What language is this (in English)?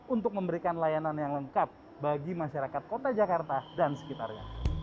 Indonesian